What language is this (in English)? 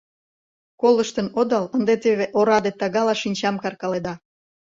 Mari